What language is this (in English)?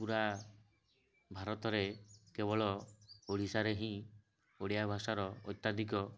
Odia